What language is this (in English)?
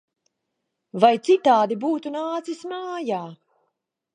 Latvian